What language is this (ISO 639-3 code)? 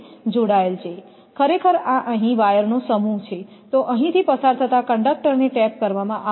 guj